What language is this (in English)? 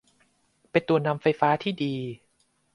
Thai